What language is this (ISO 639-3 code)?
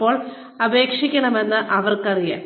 mal